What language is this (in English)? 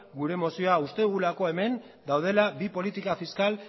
Basque